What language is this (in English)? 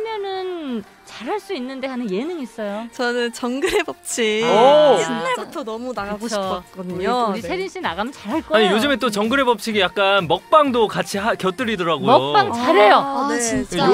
Korean